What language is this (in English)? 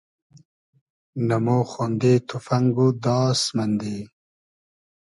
Hazaragi